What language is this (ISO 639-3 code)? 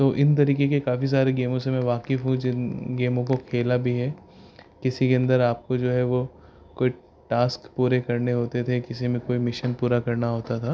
urd